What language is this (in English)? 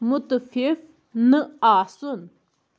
Kashmiri